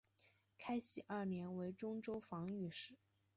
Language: Chinese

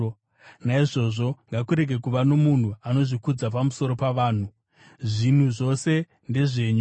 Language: Shona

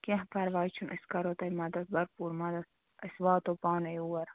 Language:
Kashmiri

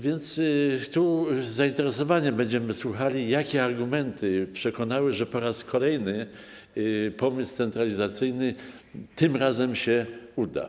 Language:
Polish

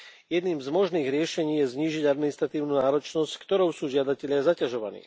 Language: Slovak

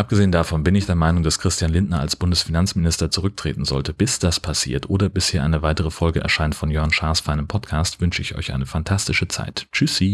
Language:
German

